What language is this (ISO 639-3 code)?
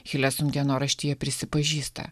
lit